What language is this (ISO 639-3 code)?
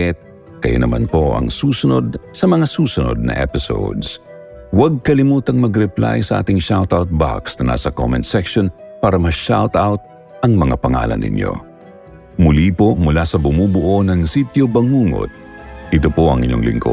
fil